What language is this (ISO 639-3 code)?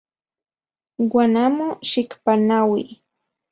ncx